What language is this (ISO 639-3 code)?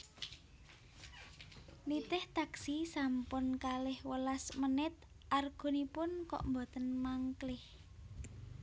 jav